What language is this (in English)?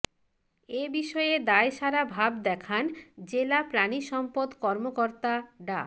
Bangla